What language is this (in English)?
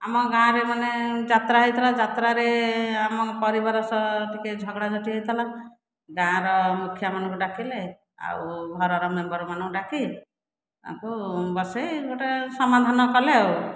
Odia